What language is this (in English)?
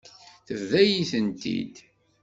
Kabyle